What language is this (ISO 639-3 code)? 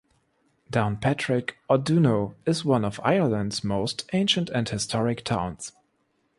eng